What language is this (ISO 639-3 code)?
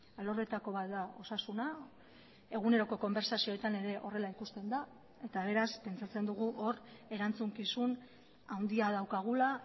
eus